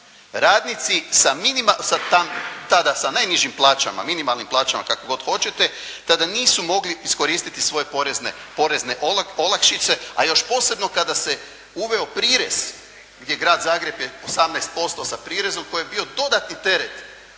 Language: Croatian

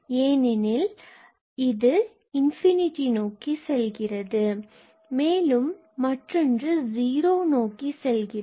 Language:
Tamil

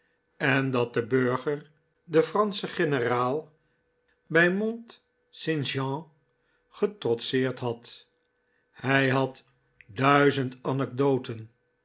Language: Dutch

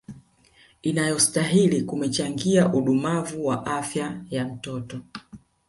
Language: Swahili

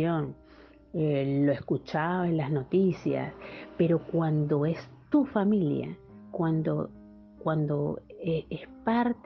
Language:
Spanish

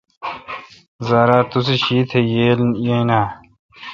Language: Kalkoti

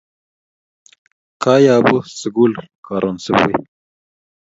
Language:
Kalenjin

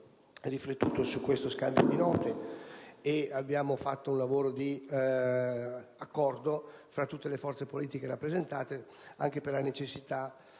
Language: Italian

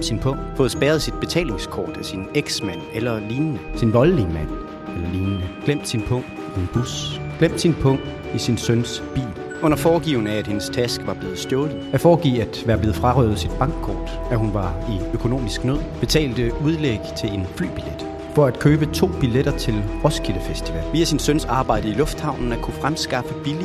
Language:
Danish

